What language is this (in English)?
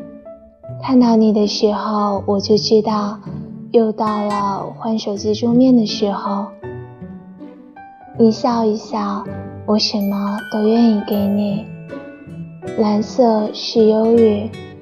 Chinese